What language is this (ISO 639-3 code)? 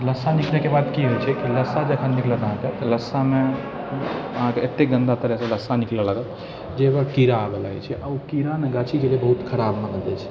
mai